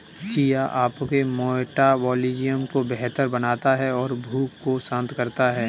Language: Hindi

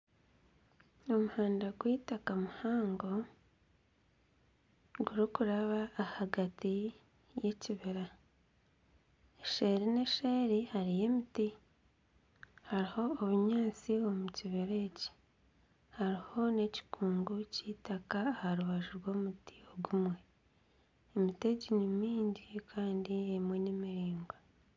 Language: Nyankole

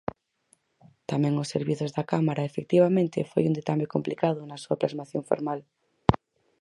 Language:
Galician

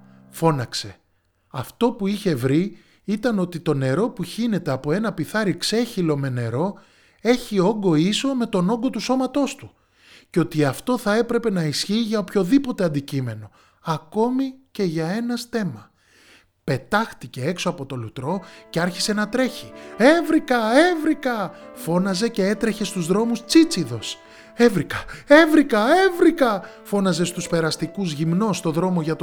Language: Greek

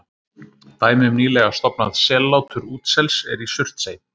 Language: Icelandic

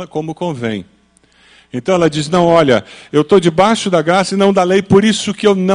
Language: Portuguese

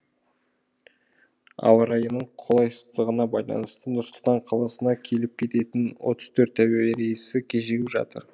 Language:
Kazakh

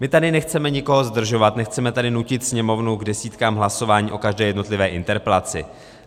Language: Czech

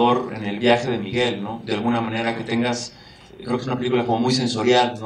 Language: Spanish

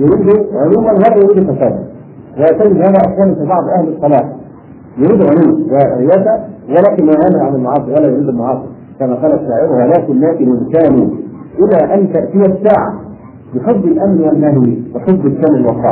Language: Arabic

